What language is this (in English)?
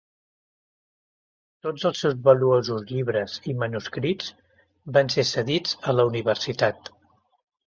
Catalan